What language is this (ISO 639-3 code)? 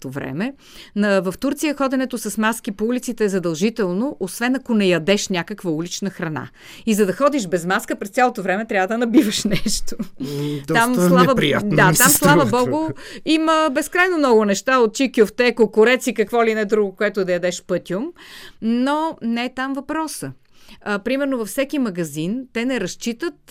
bul